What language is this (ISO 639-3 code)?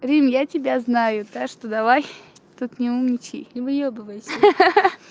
rus